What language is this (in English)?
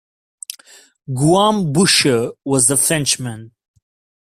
English